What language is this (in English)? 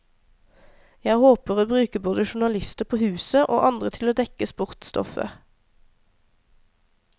Norwegian